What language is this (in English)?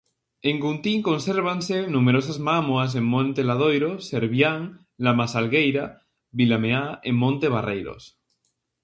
Galician